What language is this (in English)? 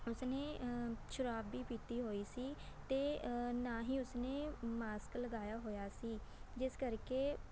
Punjabi